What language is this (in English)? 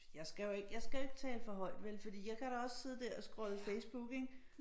Danish